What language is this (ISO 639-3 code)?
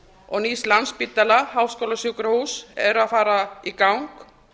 isl